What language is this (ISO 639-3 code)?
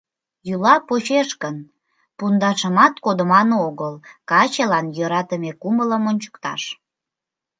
chm